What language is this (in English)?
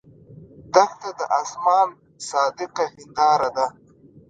Pashto